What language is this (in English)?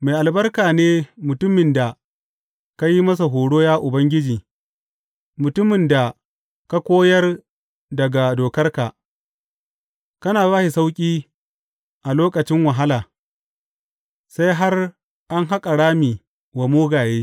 Hausa